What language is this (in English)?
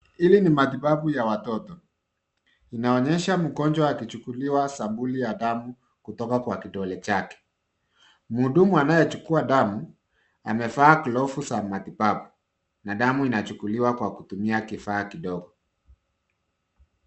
Swahili